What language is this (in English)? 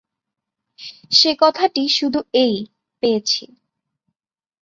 Bangla